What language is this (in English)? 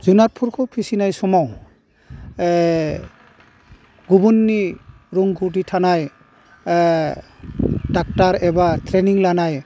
Bodo